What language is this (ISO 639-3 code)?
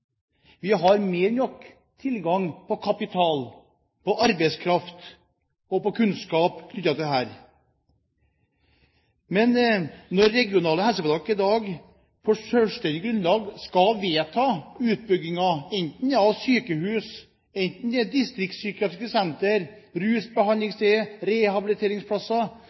nob